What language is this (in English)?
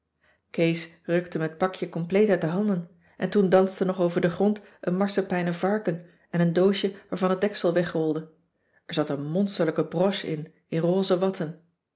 Dutch